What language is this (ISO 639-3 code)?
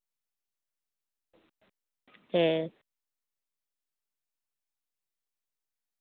sat